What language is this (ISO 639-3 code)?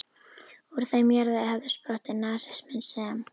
isl